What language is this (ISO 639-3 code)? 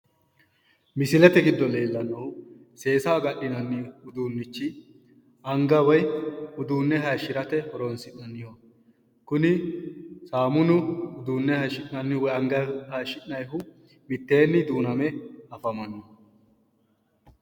sid